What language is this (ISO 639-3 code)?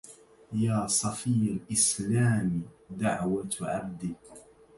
ara